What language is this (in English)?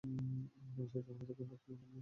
Bangla